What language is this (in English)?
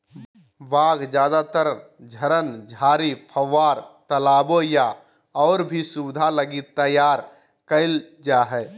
Magahi